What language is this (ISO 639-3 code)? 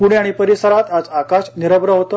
mar